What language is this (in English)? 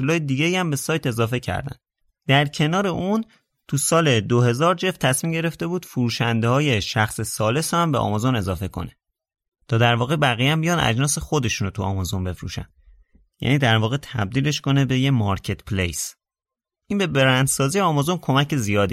Persian